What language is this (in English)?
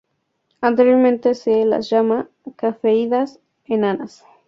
Spanish